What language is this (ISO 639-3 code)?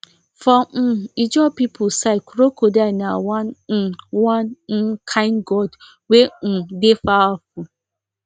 pcm